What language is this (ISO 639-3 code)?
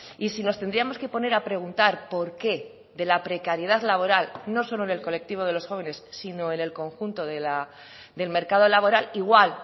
spa